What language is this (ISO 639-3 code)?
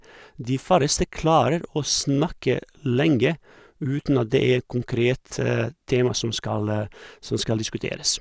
nor